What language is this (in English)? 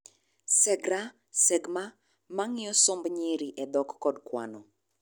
Luo (Kenya and Tanzania)